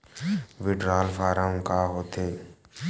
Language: Chhattisgarhi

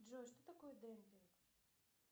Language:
Russian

